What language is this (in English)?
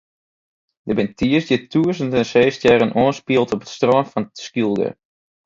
Western Frisian